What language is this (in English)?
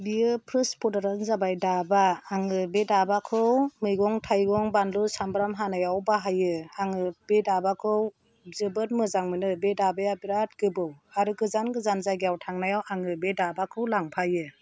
Bodo